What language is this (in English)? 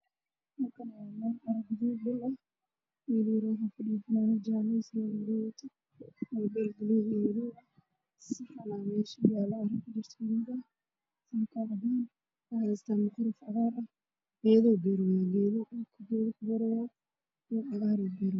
Somali